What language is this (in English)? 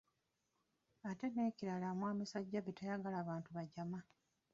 Ganda